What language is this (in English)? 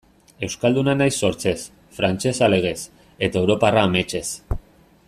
Basque